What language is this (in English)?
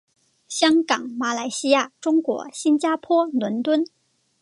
Chinese